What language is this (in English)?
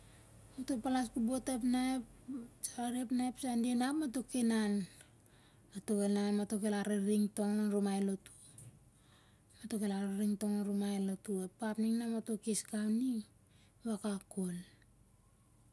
Siar-Lak